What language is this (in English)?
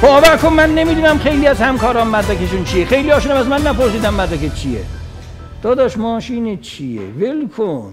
Persian